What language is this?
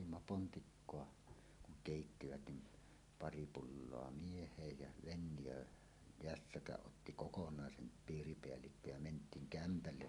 Finnish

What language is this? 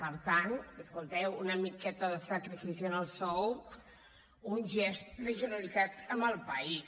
Catalan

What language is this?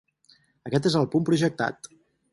Catalan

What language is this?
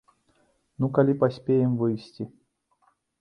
Belarusian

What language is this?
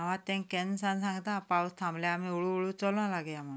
Konkani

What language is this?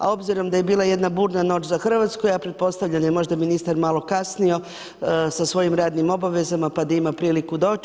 Croatian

